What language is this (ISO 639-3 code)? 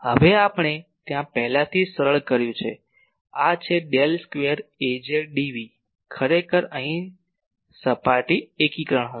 guj